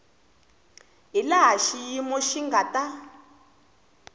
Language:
Tsonga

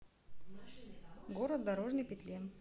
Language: Russian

